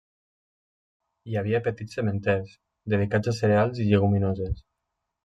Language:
Catalan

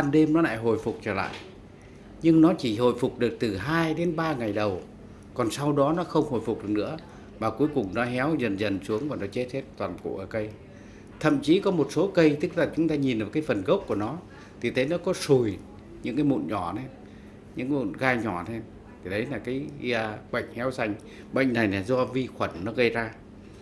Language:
Vietnamese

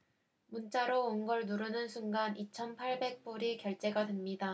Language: Korean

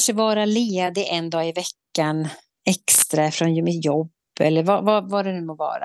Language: Swedish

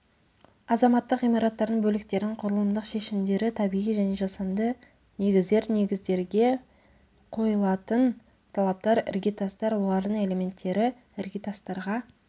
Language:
Kazakh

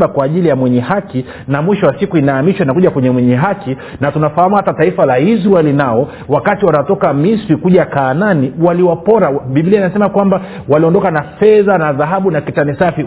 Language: Swahili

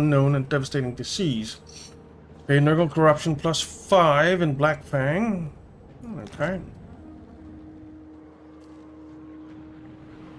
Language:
English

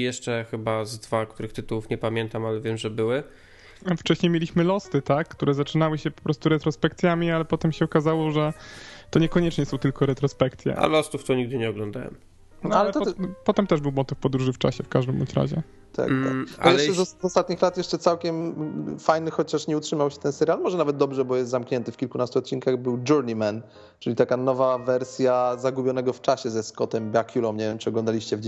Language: Polish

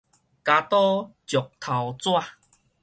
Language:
Min Nan Chinese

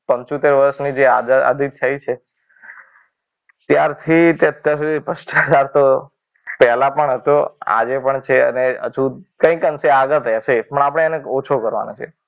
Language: Gujarati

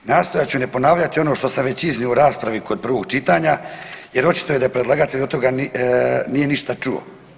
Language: Croatian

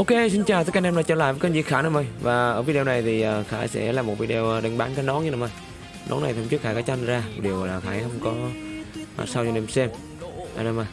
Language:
Vietnamese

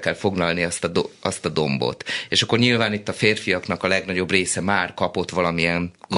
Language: Hungarian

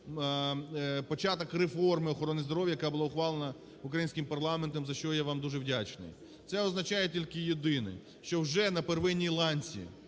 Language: Ukrainian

